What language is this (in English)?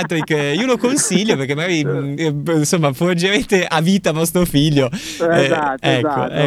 Italian